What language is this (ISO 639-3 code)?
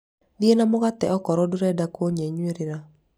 kik